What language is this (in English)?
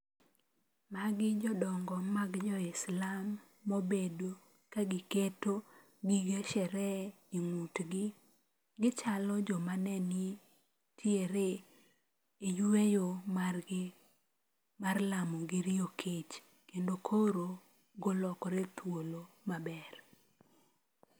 Luo (Kenya and Tanzania)